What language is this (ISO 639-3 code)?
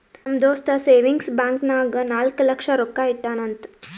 kan